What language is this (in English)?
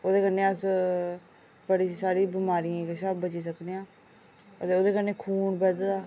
Dogri